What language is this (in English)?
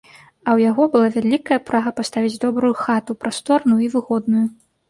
Belarusian